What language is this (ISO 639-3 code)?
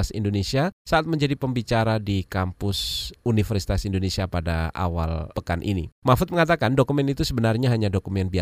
ind